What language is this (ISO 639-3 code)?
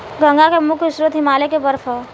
bho